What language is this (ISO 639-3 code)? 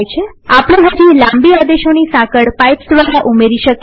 guj